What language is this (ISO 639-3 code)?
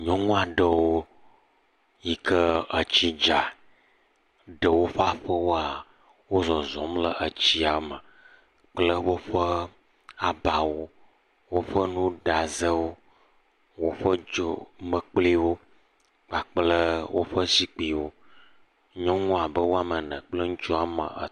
ewe